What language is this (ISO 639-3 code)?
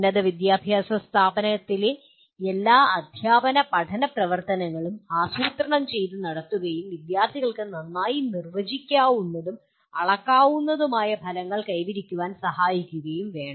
mal